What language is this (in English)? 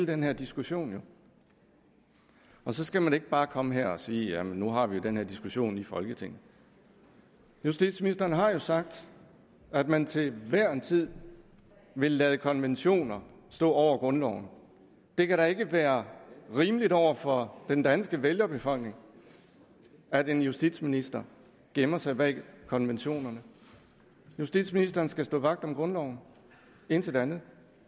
Danish